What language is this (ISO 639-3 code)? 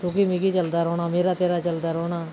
doi